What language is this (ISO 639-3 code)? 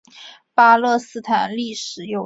zho